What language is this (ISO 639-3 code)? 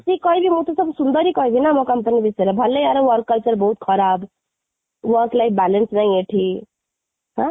ori